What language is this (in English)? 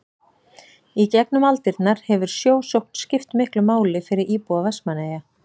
Icelandic